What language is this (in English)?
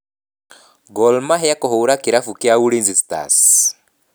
Kikuyu